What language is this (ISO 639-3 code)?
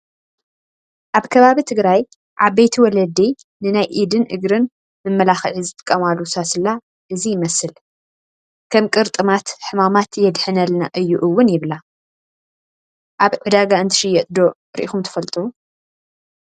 tir